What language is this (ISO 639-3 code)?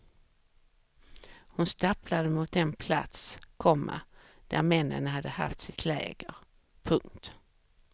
swe